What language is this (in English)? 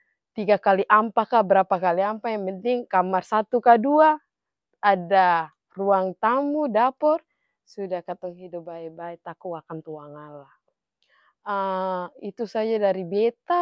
Ambonese Malay